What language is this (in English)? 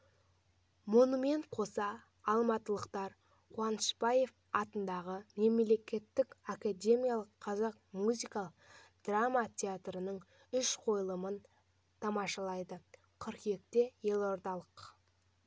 Kazakh